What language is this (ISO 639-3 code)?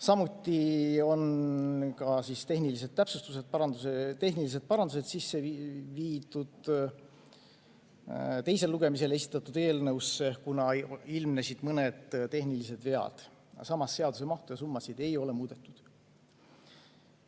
est